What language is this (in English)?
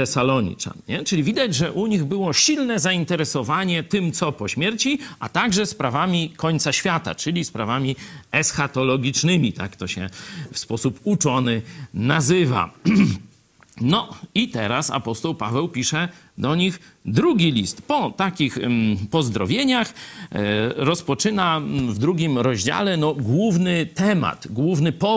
Polish